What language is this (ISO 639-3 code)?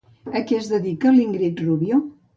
cat